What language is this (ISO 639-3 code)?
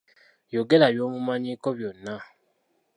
lug